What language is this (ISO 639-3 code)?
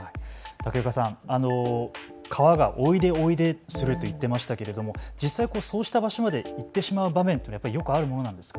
jpn